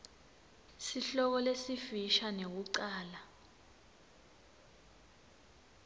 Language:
Swati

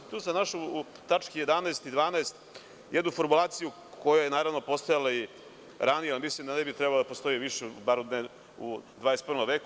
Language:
Serbian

